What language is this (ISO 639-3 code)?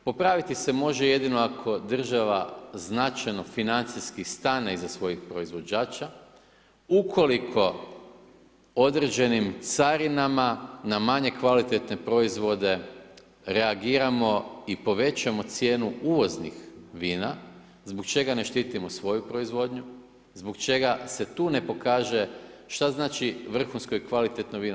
hrv